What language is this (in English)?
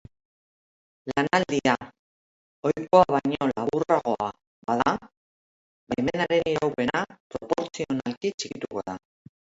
Basque